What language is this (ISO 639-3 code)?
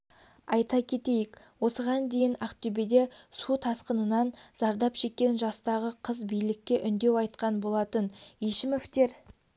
kaz